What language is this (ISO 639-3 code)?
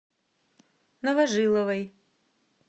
rus